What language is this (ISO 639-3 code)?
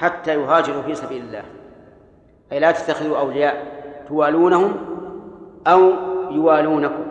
ara